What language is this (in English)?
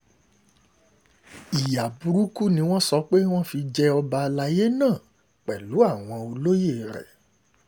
Yoruba